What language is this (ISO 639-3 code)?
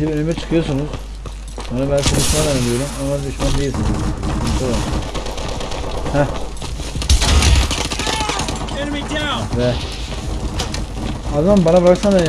tur